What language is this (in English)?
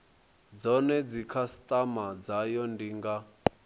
Venda